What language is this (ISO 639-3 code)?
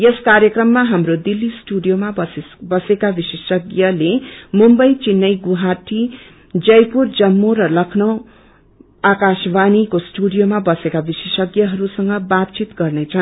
nep